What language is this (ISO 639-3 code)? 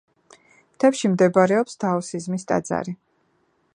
kat